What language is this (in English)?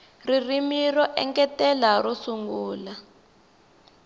Tsonga